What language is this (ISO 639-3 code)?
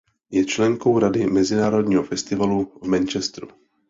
ces